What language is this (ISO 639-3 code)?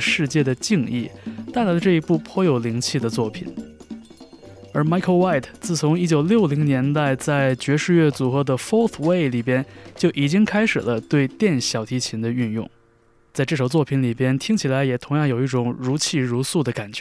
zho